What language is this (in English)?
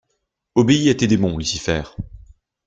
French